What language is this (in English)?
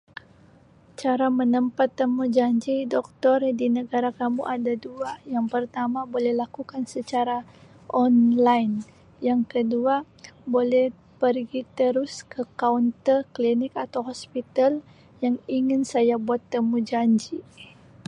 Sabah Malay